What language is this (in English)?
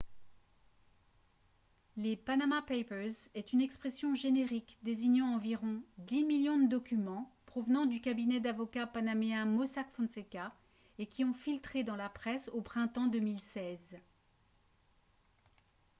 French